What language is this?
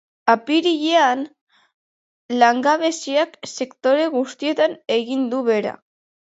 Basque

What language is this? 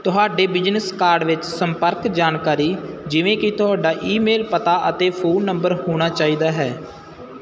Punjabi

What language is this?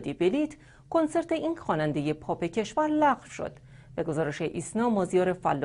Persian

